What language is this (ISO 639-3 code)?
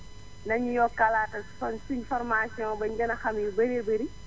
wol